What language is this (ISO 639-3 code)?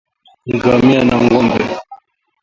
swa